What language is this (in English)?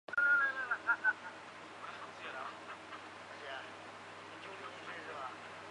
Chinese